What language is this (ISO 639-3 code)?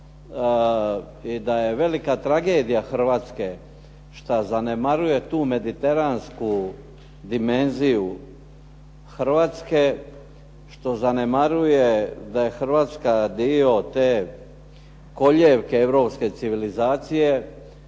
hrv